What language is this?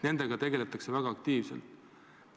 Estonian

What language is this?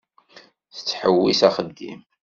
Kabyle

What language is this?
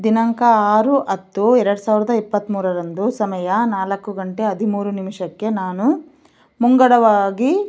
Kannada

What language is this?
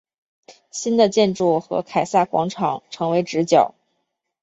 Chinese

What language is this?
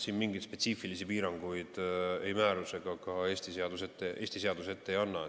Estonian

